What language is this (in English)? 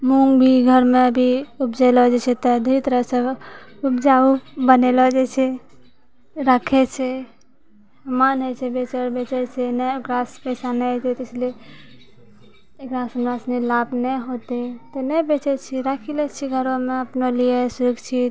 Maithili